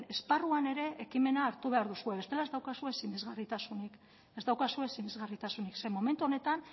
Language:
Basque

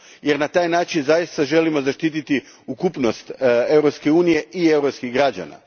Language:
Croatian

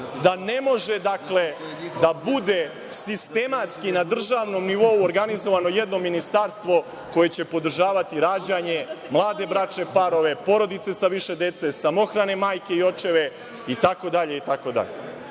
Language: Serbian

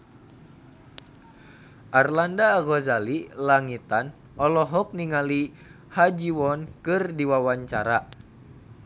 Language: Sundanese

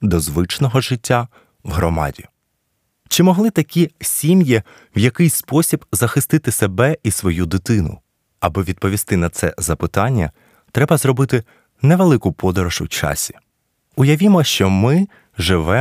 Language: Ukrainian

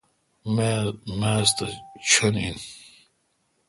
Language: Kalkoti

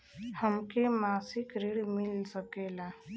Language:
Bhojpuri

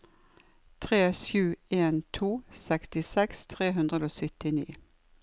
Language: Norwegian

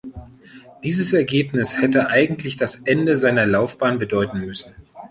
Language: German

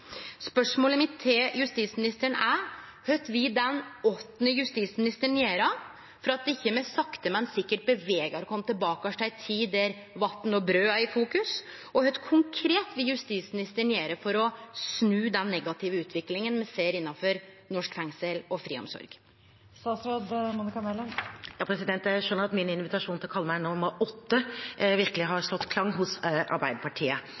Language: Norwegian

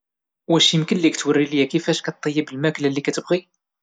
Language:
Moroccan Arabic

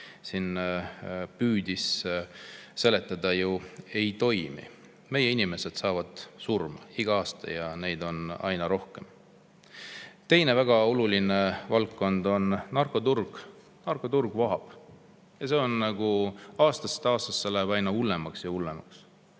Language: Estonian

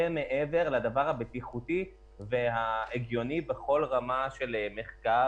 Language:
Hebrew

